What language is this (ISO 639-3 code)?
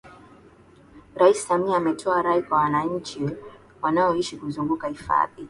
swa